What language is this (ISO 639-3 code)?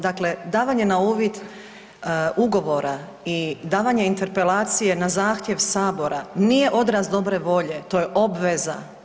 hrv